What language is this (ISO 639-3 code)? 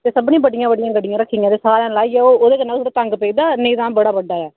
doi